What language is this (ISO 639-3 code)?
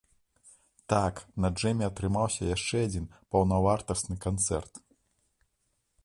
bel